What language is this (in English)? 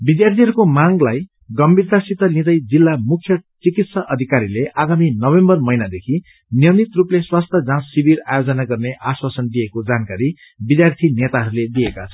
Nepali